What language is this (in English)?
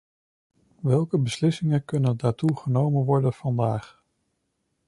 Dutch